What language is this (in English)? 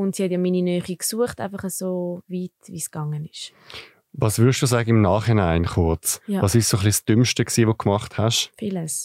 German